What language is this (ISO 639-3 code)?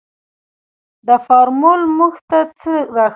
pus